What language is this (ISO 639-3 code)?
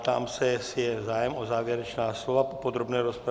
ces